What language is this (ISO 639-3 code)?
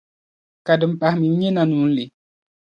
dag